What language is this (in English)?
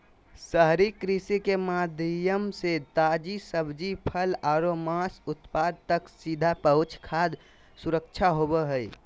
Magahi